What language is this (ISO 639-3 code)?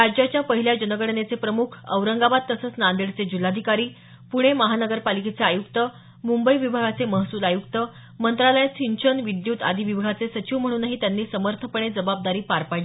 mar